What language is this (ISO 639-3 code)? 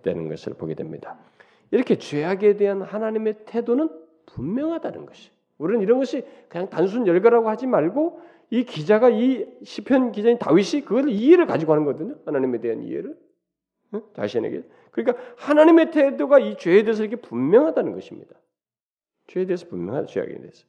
kor